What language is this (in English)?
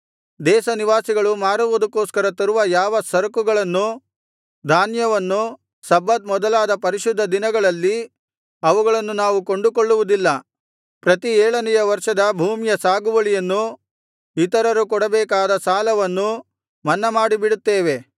Kannada